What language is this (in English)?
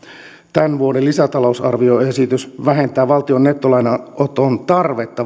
Finnish